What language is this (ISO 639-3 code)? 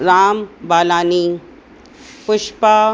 snd